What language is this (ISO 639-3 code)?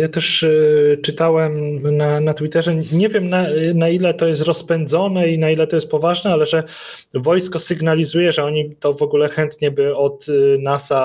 pol